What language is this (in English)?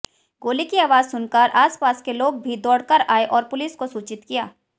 Hindi